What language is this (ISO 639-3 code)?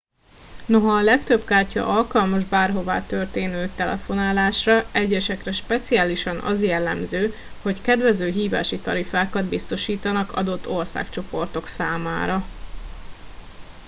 hun